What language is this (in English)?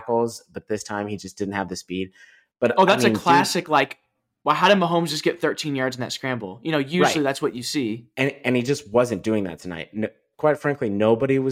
English